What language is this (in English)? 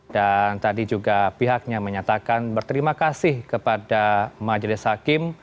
Indonesian